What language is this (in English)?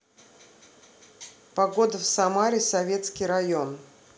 Russian